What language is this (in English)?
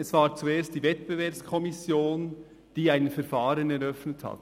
Swiss German